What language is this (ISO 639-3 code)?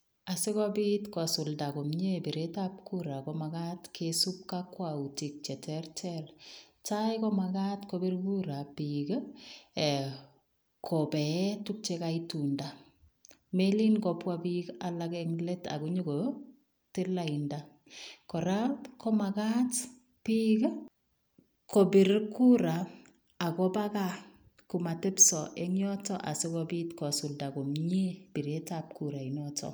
kln